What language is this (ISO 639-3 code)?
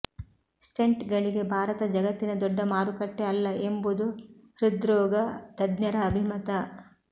kan